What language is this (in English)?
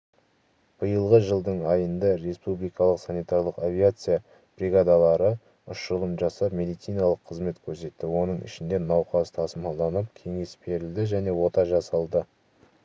Kazakh